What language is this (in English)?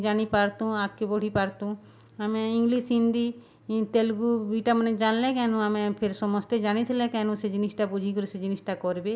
Odia